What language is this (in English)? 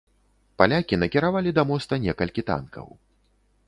Belarusian